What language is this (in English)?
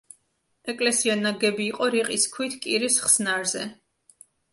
Georgian